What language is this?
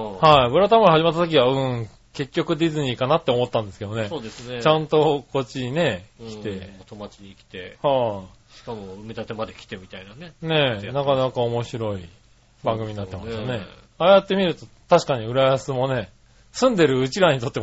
Japanese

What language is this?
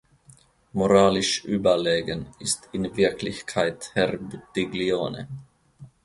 German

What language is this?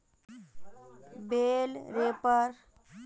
Magahi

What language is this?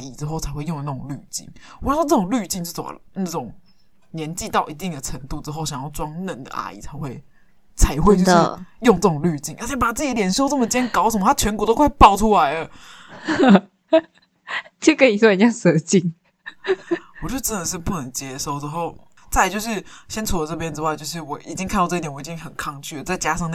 Chinese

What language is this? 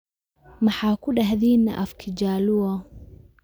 Somali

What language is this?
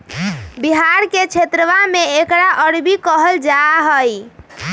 Magahi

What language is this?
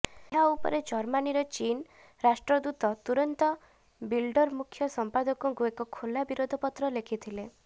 Odia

